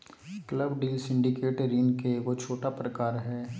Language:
Magahi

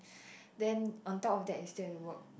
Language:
English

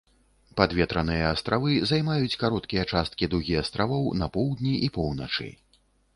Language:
Belarusian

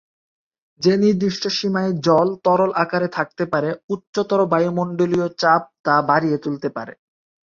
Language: Bangla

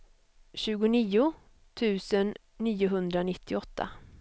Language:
Swedish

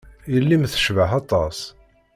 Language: Kabyle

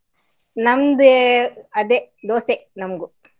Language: Kannada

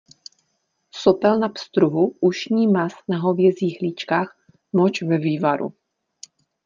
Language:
Czech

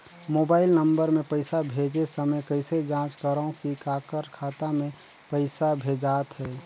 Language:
Chhattisgarhi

